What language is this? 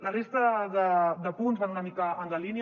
Catalan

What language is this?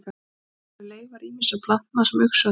Icelandic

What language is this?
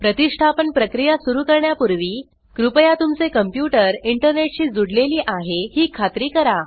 Marathi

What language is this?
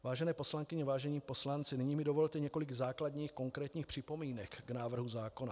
Czech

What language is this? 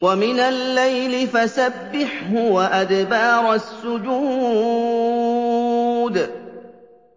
Arabic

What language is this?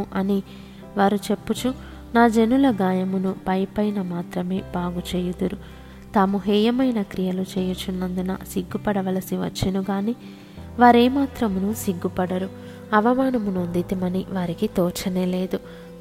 Telugu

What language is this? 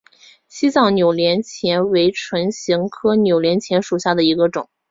Chinese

